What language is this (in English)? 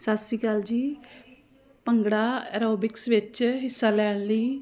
Punjabi